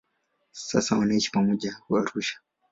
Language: Swahili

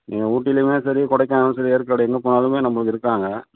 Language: Tamil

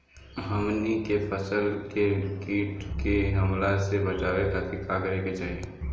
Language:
Bhojpuri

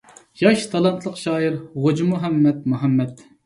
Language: Uyghur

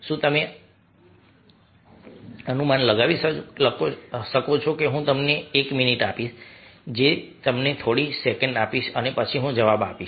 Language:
Gujarati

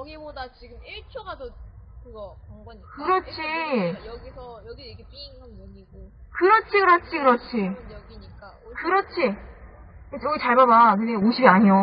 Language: Korean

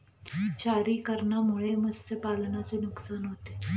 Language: Marathi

